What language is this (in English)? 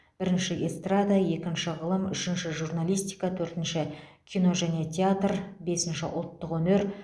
Kazakh